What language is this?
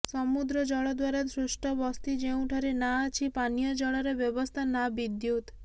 Odia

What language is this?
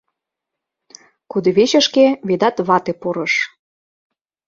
Mari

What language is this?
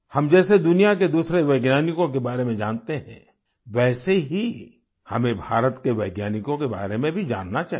Hindi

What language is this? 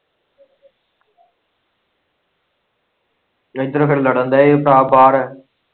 Punjabi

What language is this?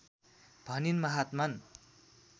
Nepali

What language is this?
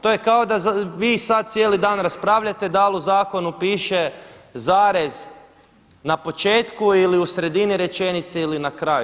Croatian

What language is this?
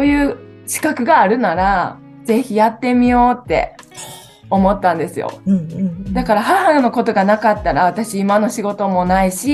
Japanese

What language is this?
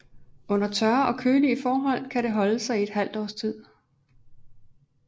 Danish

